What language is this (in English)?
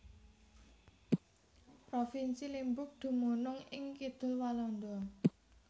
Javanese